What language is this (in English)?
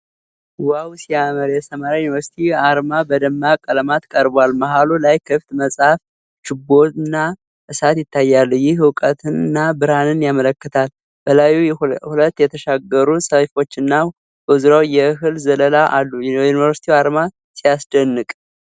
Amharic